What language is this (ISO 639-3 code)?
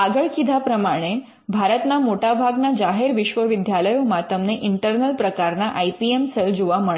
guj